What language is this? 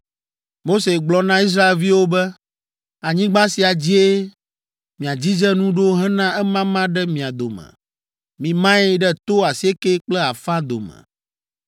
Ewe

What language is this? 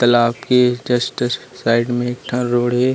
Chhattisgarhi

